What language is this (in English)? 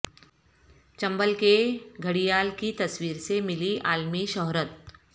Urdu